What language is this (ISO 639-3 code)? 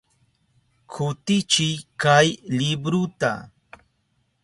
qup